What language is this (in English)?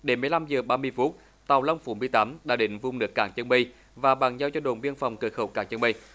Vietnamese